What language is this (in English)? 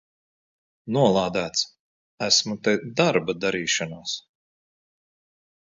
Latvian